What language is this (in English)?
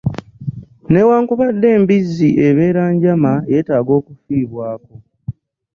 Ganda